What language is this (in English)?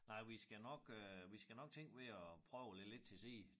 Danish